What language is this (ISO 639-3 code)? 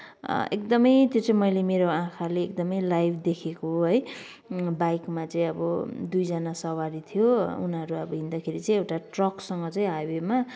nep